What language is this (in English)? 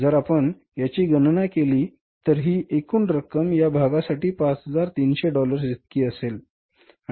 Marathi